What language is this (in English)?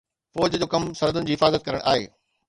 Sindhi